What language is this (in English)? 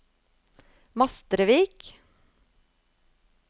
Norwegian